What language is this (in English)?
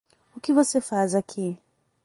Portuguese